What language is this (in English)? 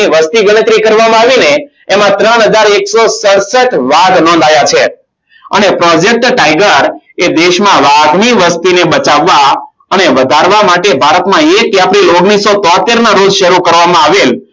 Gujarati